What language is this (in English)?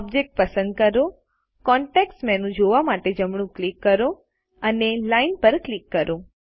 Gujarati